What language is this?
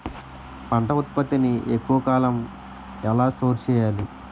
Telugu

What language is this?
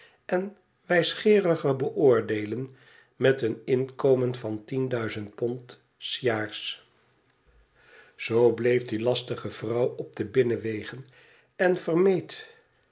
Dutch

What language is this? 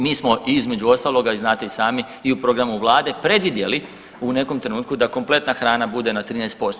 Croatian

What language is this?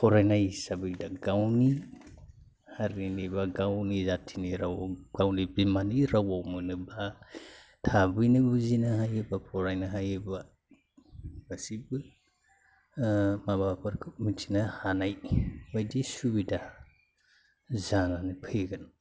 Bodo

